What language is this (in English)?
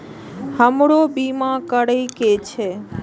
Maithili